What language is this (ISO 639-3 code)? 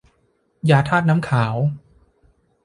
tha